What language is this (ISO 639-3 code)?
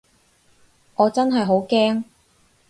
yue